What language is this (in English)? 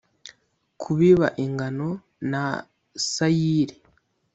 Kinyarwanda